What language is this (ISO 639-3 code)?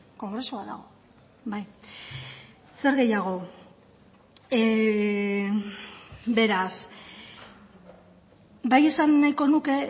eus